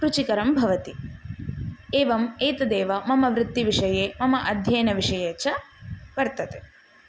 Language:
Sanskrit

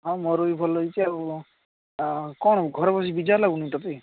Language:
Odia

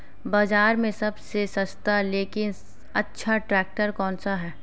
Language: Hindi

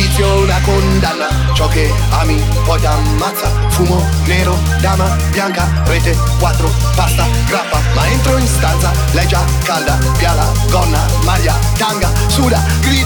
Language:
Italian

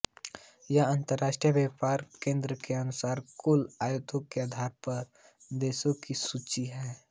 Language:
Hindi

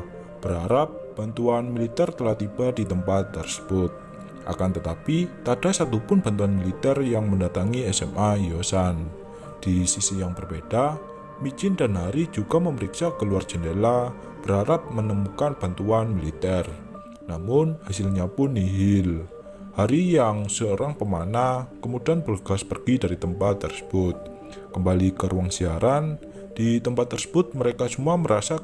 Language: Indonesian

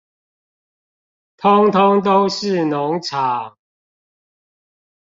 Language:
Chinese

